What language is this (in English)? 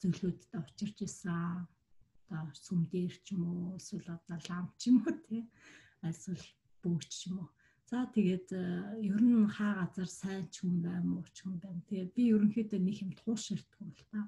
Romanian